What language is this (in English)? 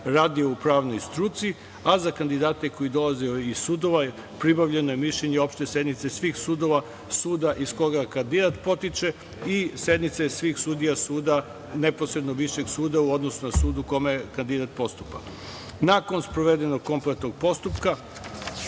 Serbian